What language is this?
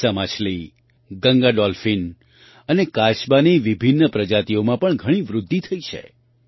Gujarati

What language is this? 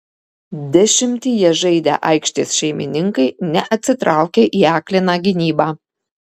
Lithuanian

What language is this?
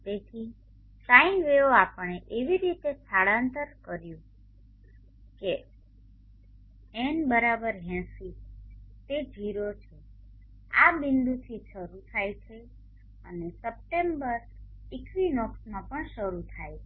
Gujarati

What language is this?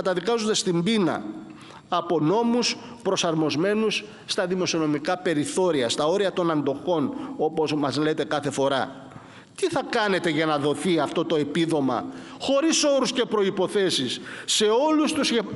Greek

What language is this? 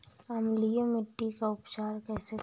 Hindi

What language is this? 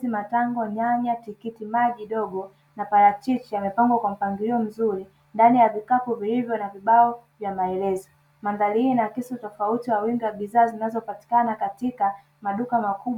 Swahili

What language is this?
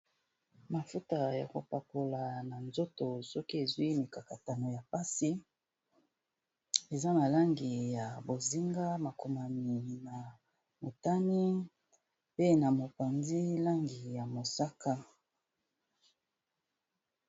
Lingala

